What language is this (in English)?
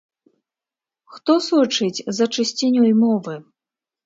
Belarusian